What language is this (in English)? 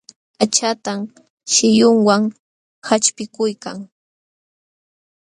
Jauja Wanca Quechua